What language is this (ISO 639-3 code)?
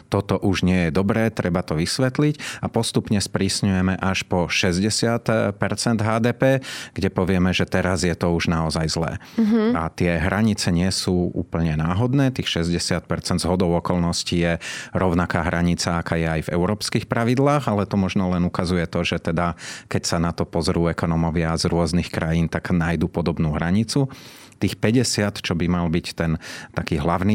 slk